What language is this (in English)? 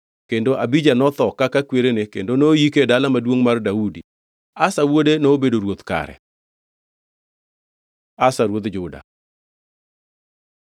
Luo (Kenya and Tanzania)